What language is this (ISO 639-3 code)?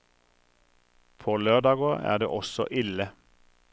nor